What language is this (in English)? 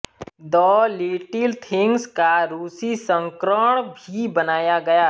Hindi